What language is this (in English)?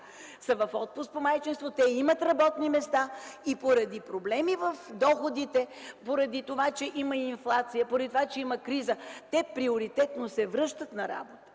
Bulgarian